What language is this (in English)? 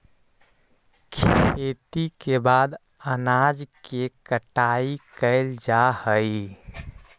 Magahi